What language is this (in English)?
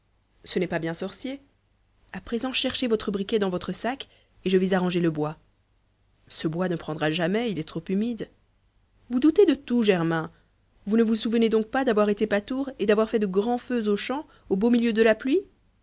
French